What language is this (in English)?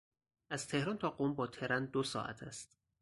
Persian